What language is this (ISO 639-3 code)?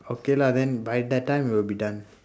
eng